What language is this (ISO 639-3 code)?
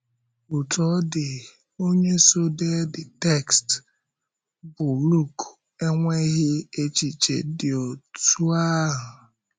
ibo